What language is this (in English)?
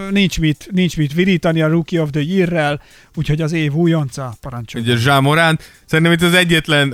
Hungarian